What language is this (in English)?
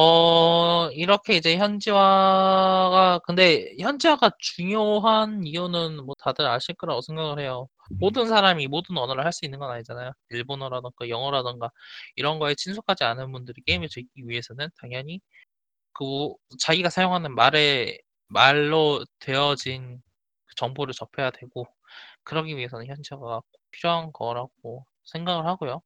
Korean